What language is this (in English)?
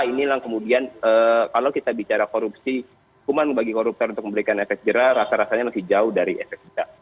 Indonesian